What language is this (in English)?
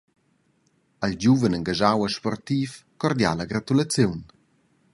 Romansh